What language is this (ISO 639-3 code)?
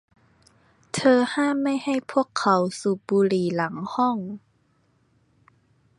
tha